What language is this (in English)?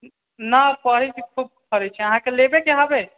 Maithili